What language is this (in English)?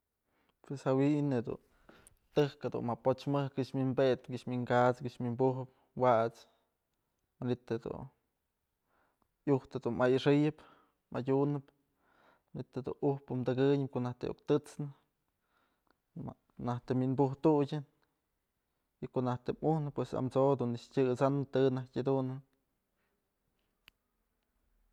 Mazatlán Mixe